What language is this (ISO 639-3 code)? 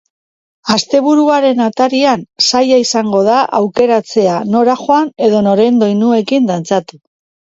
eus